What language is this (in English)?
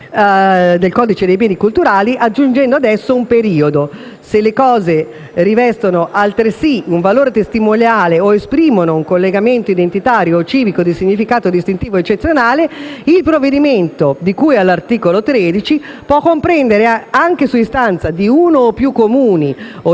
Italian